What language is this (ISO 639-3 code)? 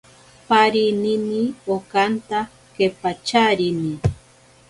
prq